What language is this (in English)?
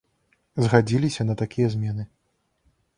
Belarusian